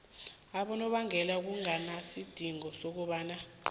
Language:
South Ndebele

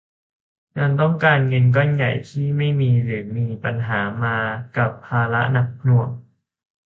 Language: Thai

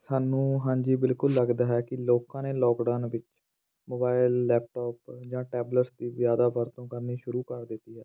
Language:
Punjabi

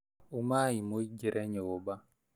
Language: Kikuyu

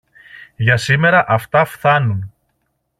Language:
Greek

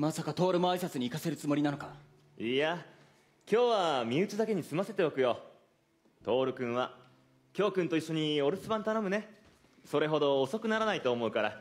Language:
Japanese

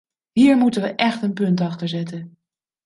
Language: Dutch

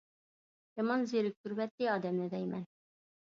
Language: Uyghur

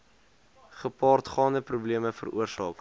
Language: Afrikaans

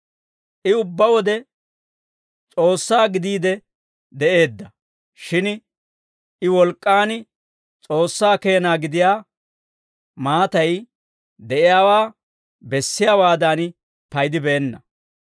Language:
Dawro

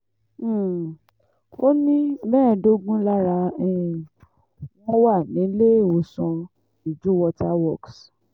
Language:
Yoruba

